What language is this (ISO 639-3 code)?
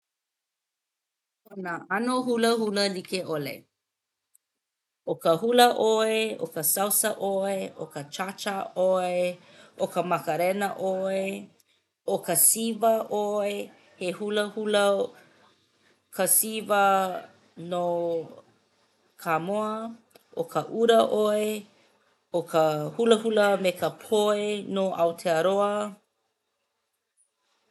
haw